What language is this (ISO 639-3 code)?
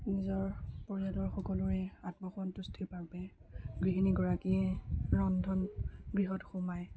asm